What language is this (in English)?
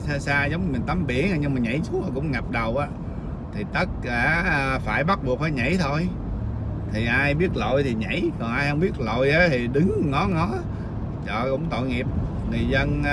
Vietnamese